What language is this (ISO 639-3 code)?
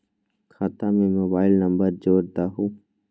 mag